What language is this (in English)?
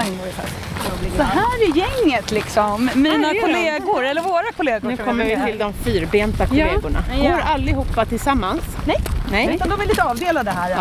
Swedish